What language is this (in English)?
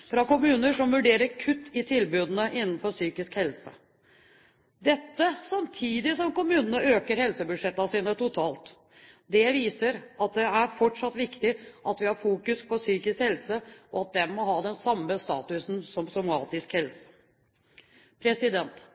Norwegian Bokmål